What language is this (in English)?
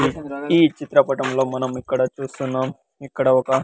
Telugu